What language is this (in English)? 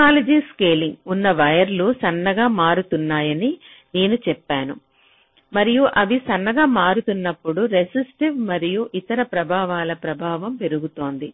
Telugu